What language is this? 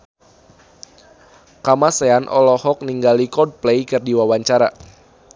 Sundanese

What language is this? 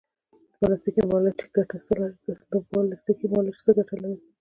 Pashto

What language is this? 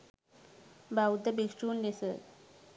Sinhala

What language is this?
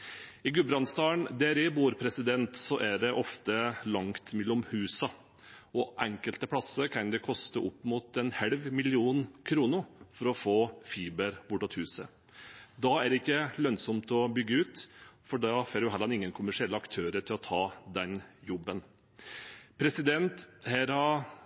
Norwegian Bokmål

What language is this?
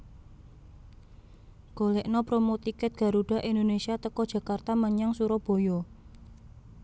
Javanese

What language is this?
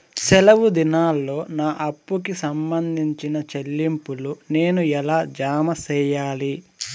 Telugu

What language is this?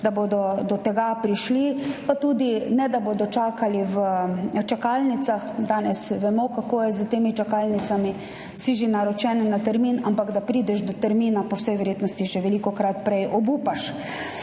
Slovenian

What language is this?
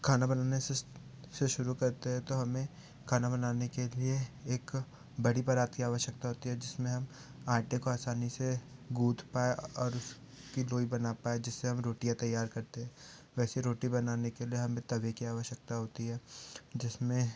Hindi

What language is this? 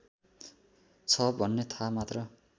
Nepali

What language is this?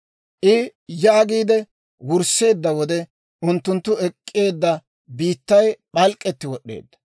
Dawro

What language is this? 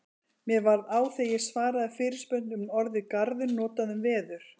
Icelandic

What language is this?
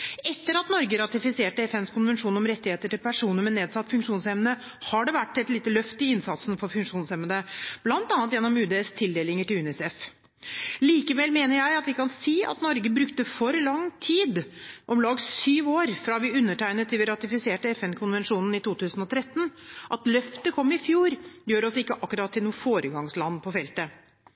Norwegian Bokmål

